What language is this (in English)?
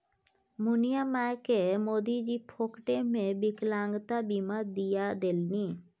Maithili